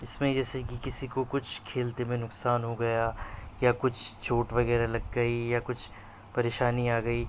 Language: Urdu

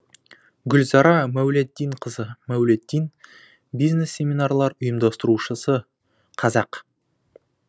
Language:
Kazakh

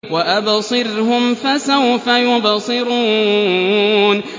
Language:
Arabic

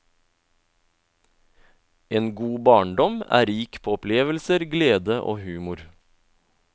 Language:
Norwegian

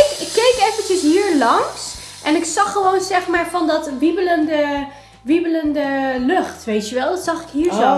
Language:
Dutch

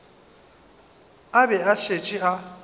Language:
Northern Sotho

